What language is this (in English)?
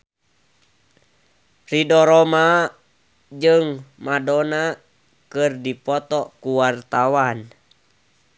Sundanese